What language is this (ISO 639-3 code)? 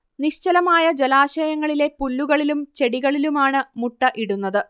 mal